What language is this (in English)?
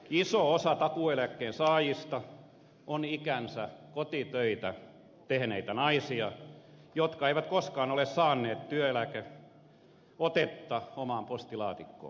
Finnish